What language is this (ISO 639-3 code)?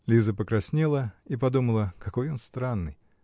rus